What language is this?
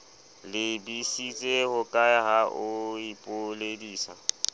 Southern Sotho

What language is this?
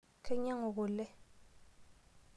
Masai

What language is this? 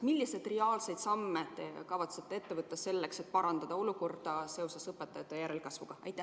Estonian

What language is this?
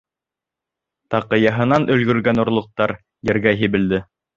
Bashkir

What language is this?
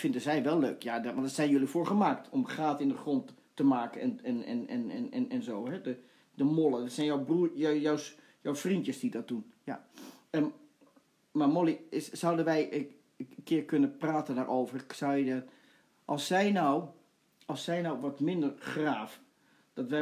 Dutch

